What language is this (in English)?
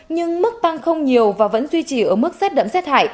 Vietnamese